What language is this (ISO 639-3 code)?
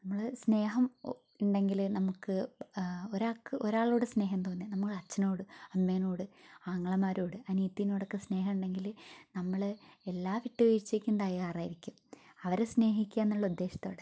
mal